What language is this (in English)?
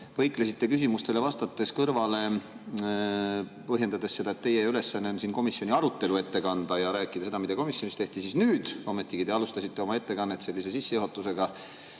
Estonian